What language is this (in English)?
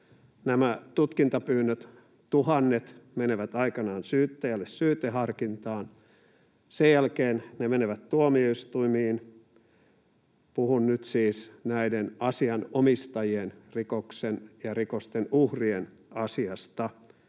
Finnish